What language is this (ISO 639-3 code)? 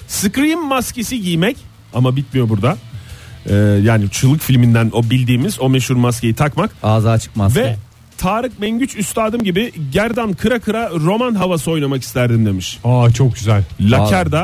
tur